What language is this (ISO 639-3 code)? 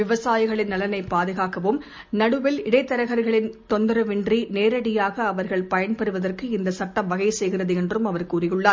tam